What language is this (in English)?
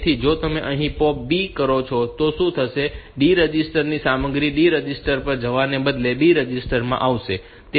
Gujarati